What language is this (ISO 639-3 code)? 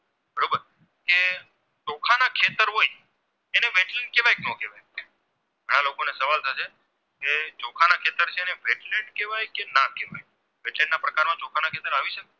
guj